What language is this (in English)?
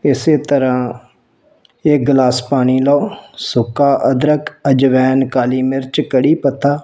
Punjabi